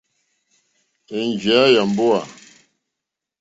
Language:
Mokpwe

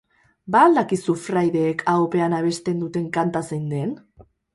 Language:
Basque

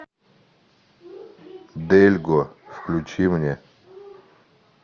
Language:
Russian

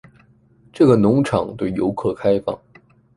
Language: Chinese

